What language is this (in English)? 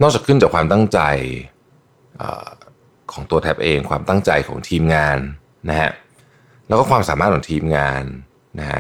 Thai